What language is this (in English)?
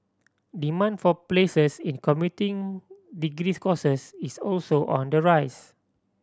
English